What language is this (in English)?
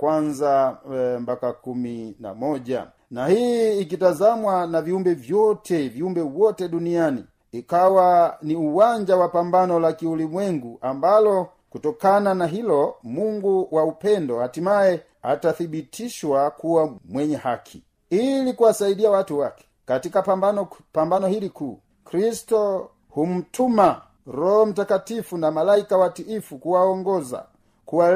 Swahili